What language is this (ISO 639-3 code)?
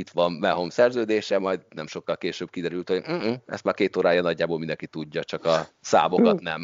hun